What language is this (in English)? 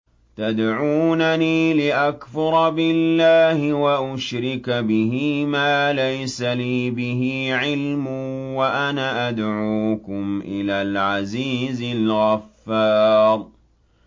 Arabic